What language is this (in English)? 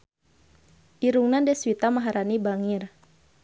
Sundanese